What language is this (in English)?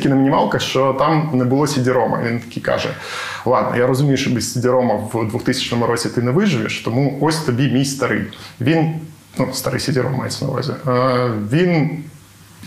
Ukrainian